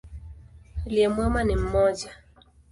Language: Swahili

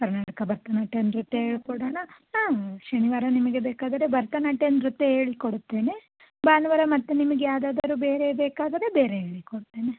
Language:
Kannada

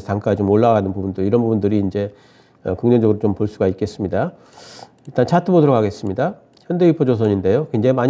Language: Korean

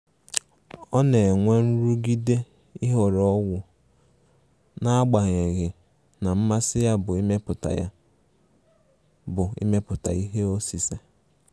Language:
Igbo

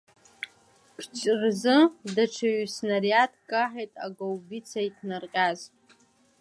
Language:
Abkhazian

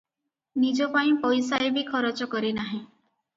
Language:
Odia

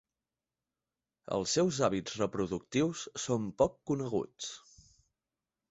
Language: Catalan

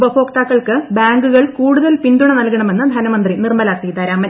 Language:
Malayalam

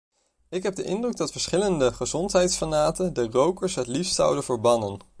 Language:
Dutch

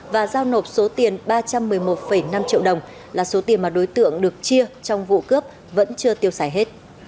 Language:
Vietnamese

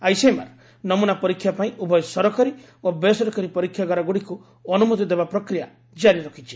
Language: Odia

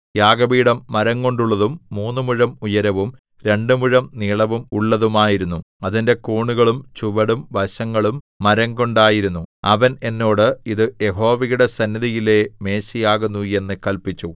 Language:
Malayalam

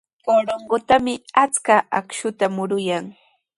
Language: Sihuas Ancash Quechua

